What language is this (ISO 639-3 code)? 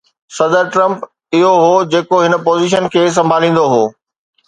snd